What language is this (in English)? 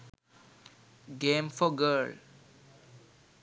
Sinhala